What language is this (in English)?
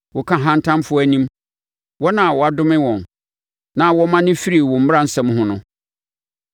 Akan